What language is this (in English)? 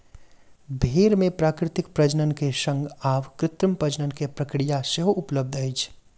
Maithili